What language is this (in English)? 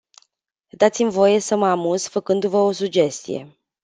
Romanian